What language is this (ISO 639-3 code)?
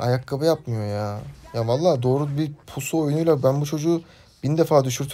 tur